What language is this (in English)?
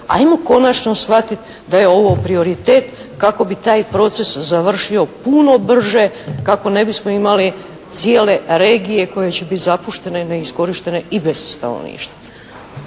Croatian